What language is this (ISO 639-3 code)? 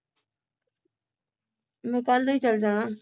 pan